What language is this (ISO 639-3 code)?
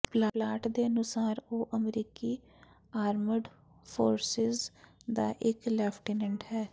pan